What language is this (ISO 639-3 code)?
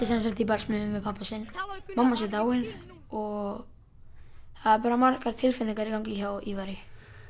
isl